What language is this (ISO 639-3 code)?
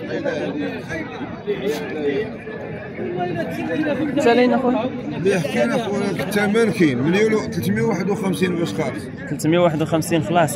ara